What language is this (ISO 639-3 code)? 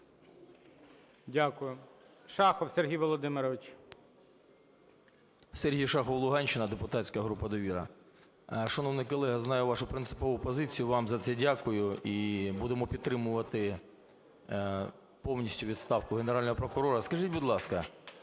ukr